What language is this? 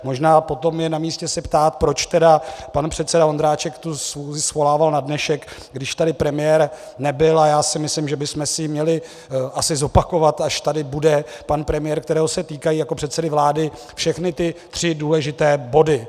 Czech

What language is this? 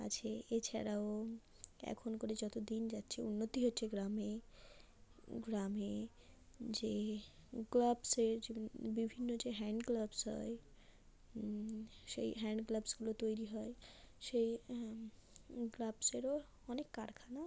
Bangla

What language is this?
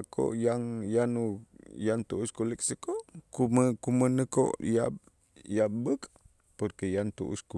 Itzá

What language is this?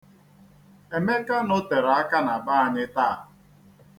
Igbo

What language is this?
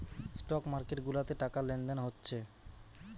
Bangla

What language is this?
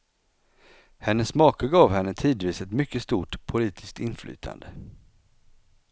Swedish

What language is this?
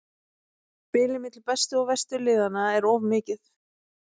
Icelandic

